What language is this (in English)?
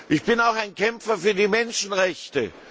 German